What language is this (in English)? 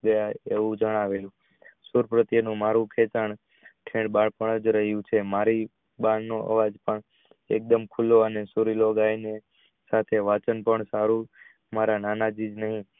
Gujarati